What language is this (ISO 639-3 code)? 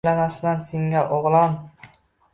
uzb